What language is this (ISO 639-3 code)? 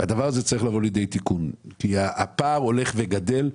heb